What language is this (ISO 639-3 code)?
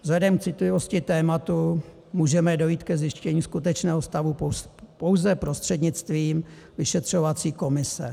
ces